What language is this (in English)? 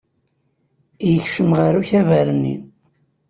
Kabyle